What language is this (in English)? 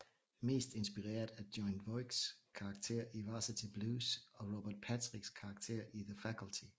Danish